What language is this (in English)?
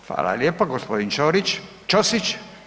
Croatian